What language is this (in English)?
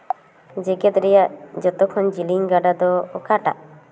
Santali